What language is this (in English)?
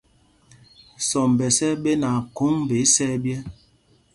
Mpumpong